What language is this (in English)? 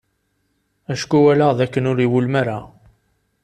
Kabyle